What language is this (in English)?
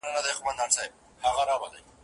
Pashto